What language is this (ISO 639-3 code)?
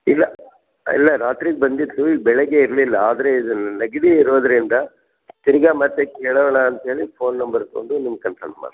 kan